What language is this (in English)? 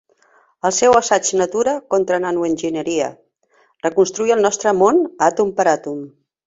Catalan